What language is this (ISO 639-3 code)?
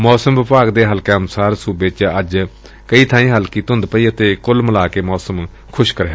pan